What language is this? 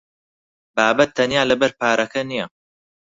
Central Kurdish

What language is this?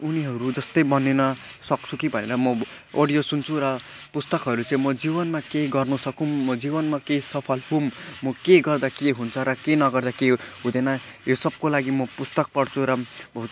Nepali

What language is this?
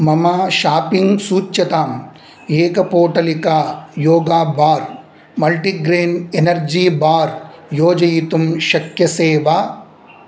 Sanskrit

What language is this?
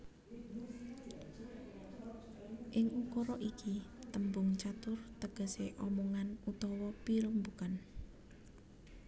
Javanese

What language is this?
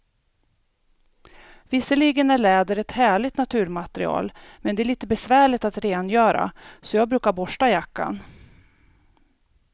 Swedish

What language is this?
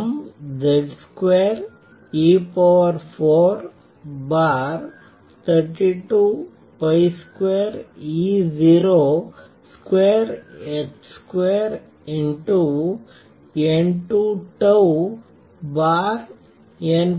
Kannada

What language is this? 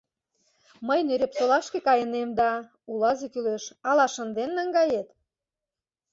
Mari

